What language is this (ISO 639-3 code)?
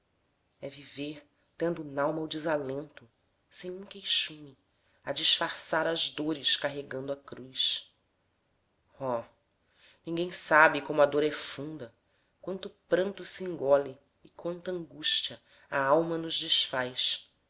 por